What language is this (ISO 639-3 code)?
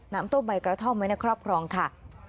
tha